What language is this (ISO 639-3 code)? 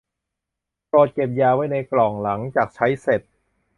tha